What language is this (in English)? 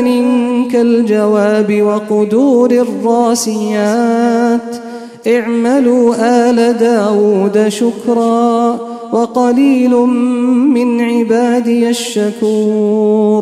Arabic